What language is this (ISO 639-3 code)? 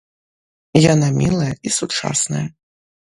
bel